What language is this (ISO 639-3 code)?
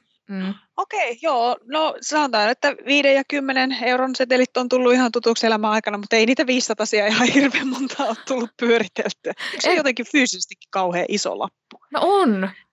fin